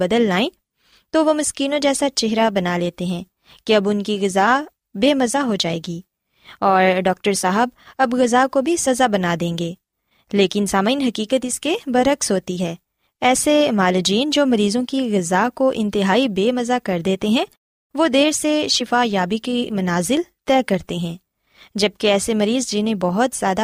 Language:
Urdu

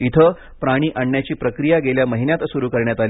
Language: Marathi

